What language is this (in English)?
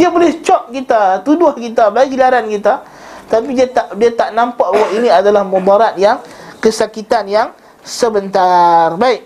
Malay